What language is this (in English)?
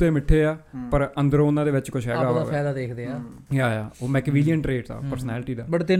Punjabi